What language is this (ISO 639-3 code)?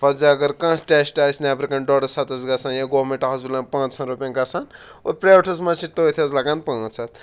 kas